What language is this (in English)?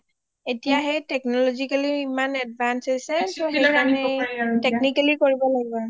Assamese